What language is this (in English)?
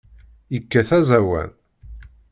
Kabyle